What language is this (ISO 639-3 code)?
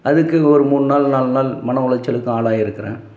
tam